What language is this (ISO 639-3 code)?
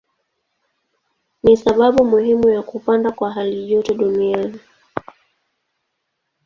swa